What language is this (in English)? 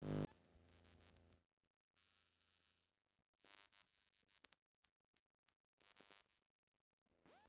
Magahi